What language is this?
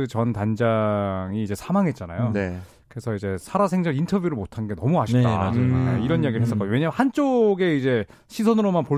Korean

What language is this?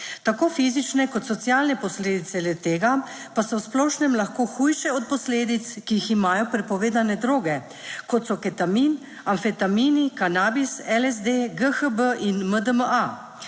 Slovenian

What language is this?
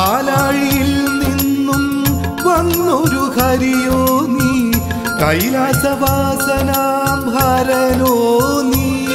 Arabic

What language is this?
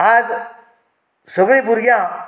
Konkani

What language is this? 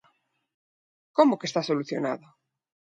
Galician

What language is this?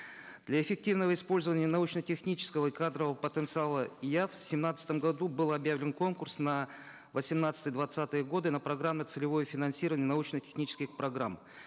Kazakh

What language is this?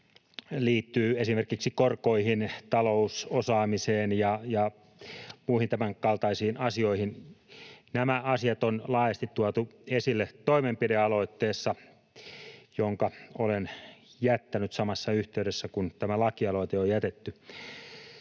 Finnish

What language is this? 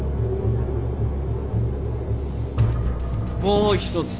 Japanese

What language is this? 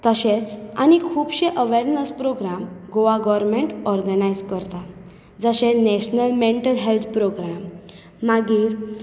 Konkani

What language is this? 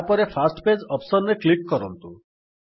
Odia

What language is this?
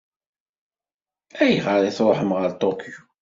Kabyle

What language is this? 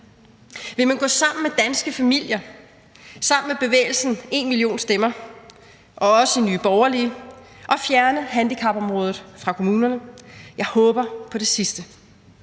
Danish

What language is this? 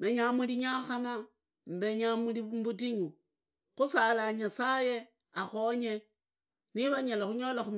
Idakho-Isukha-Tiriki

